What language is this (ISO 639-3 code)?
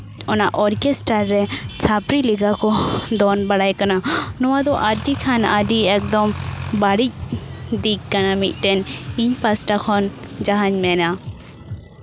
sat